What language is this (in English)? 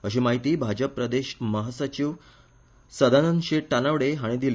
Konkani